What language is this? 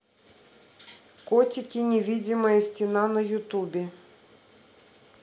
Russian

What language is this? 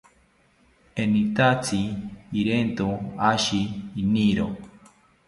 South Ucayali Ashéninka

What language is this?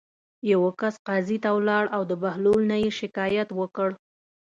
Pashto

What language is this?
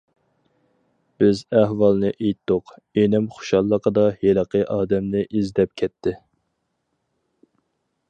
Uyghur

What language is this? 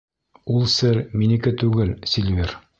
Bashkir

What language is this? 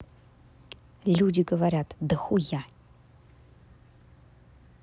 Russian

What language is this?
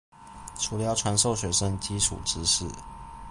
Chinese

